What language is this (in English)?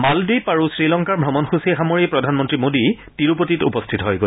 Assamese